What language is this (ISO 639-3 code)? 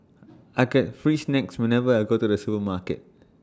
eng